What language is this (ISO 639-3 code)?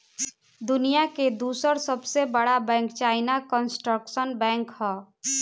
bho